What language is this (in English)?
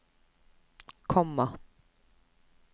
Norwegian